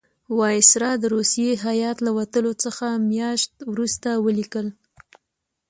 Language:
Pashto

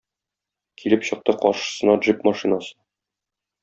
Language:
Tatar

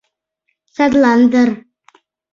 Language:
Mari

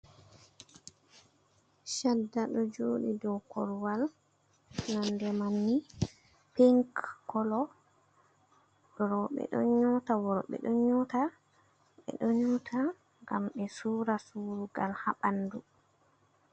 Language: Fula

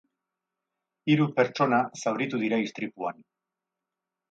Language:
Basque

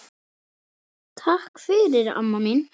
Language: Icelandic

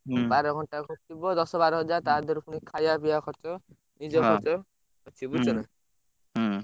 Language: Odia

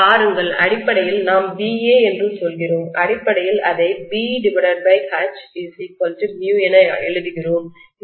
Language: Tamil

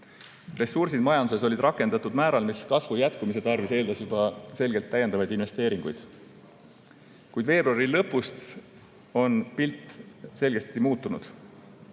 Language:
Estonian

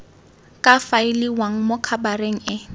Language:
Tswana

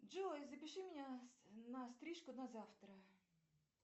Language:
Russian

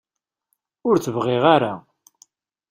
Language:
Kabyle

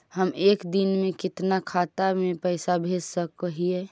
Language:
Magahi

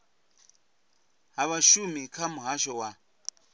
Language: Venda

